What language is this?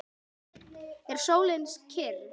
Icelandic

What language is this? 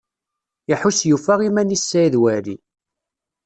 Kabyle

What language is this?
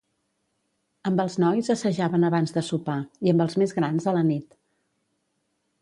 Catalan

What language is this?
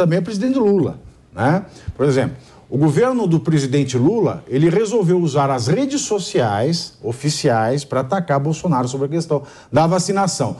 Portuguese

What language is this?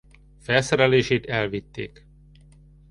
Hungarian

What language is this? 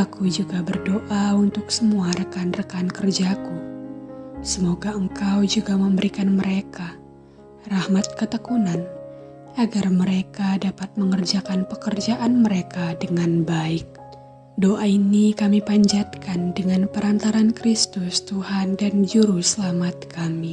Indonesian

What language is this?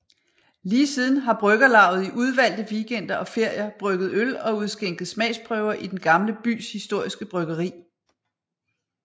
Danish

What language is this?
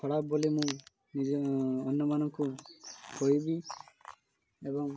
Odia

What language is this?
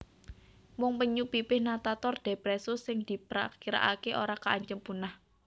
Javanese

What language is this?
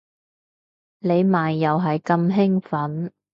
Cantonese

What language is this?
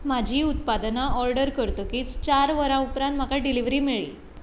Konkani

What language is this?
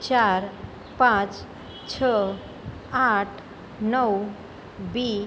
Gujarati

